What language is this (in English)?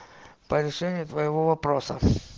Russian